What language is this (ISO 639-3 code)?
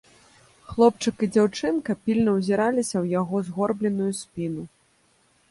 bel